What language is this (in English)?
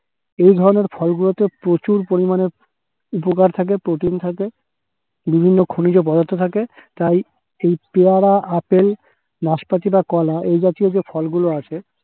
Bangla